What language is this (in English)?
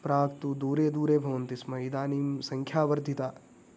Sanskrit